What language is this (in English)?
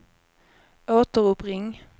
Swedish